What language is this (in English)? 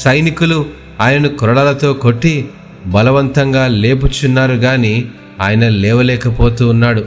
Telugu